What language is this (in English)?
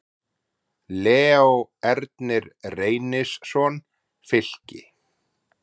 Icelandic